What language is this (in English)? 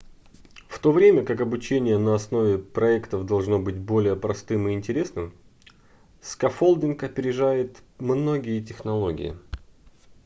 Russian